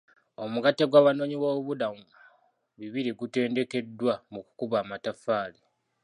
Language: Ganda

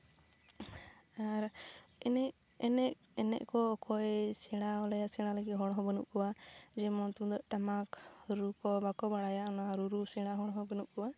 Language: Santali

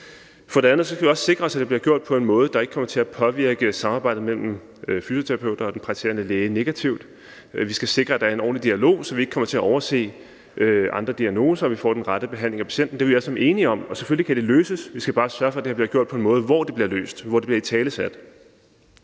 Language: Danish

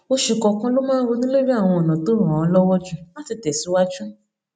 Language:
Yoruba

